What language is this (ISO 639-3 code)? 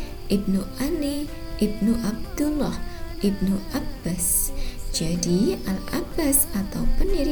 ind